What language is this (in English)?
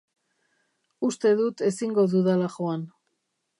Basque